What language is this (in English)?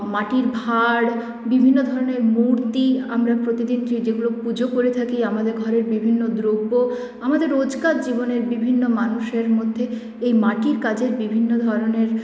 Bangla